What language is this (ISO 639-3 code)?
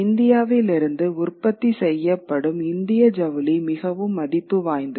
tam